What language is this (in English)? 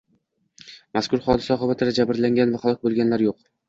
Uzbek